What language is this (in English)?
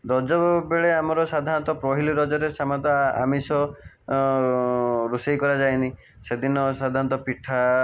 Odia